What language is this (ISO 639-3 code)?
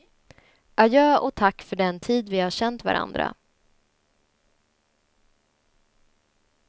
swe